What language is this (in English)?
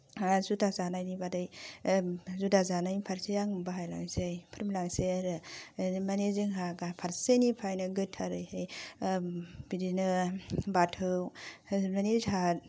Bodo